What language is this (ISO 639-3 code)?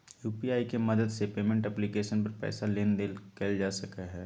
mag